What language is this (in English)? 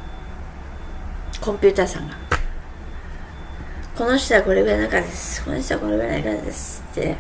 Japanese